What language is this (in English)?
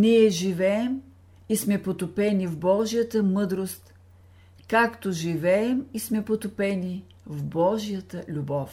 Bulgarian